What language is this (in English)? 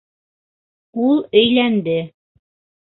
Bashkir